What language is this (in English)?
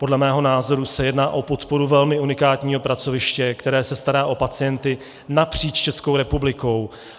Czech